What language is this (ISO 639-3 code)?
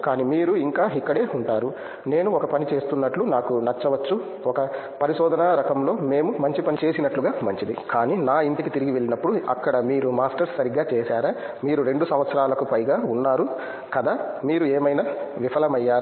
tel